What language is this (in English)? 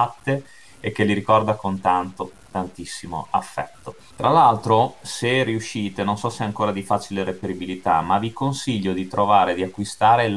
Italian